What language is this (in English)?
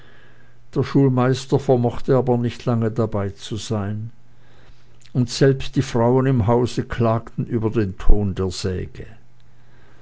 German